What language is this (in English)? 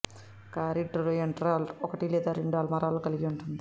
Telugu